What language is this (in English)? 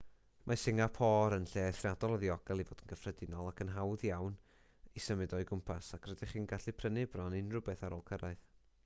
Welsh